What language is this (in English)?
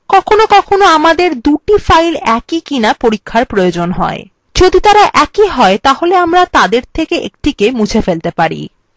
Bangla